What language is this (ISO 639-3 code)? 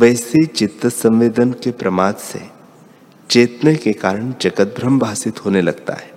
hin